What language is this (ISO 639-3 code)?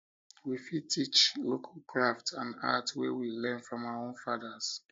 pcm